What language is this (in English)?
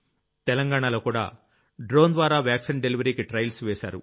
Telugu